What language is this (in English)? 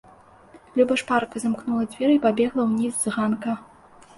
Belarusian